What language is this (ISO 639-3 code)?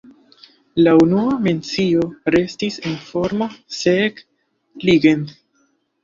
epo